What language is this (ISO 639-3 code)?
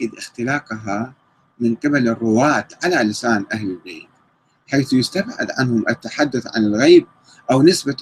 ara